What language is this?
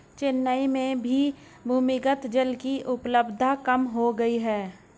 Hindi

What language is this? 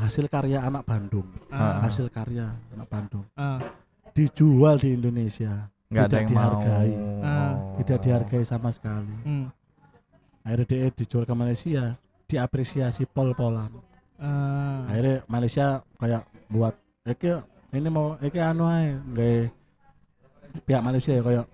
Indonesian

